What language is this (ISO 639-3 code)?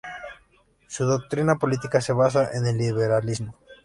spa